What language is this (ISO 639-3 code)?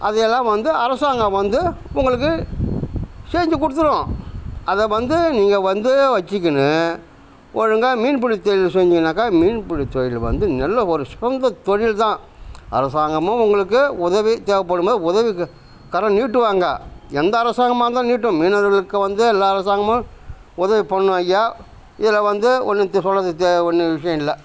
tam